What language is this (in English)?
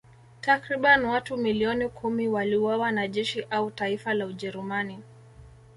Swahili